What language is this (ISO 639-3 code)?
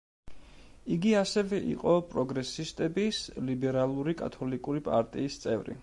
kat